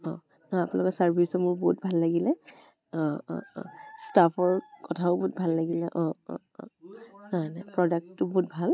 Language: Assamese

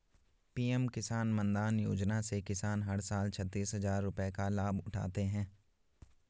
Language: Hindi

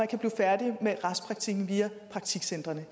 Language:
Danish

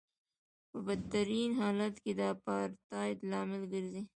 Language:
Pashto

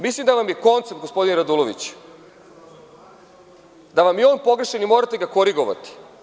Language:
Serbian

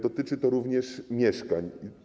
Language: Polish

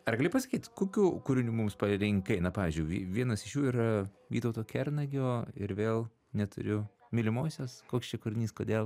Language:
Lithuanian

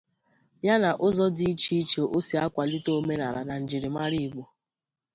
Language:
Igbo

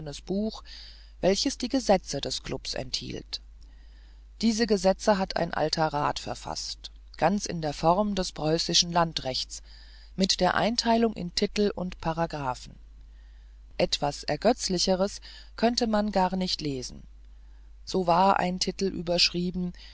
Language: German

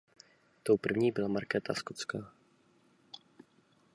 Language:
Czech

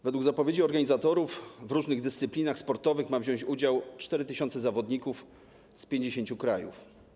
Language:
Polish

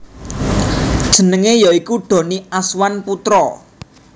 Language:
Javanese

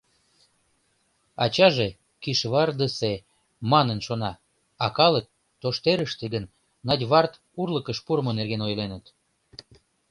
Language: Mari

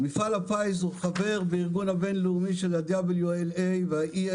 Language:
Hebrew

